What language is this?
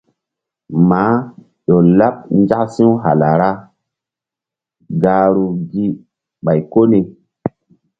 Mbum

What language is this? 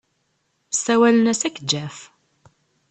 Kabyle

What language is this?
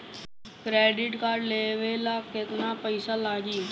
Bhojpuri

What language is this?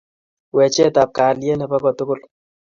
Kalenjin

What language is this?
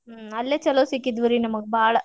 Kannada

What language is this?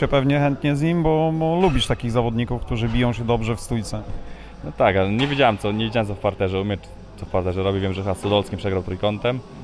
Polish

